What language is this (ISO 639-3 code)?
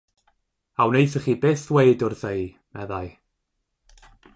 cym